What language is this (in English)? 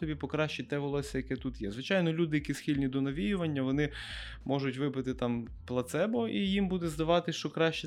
Ukrainian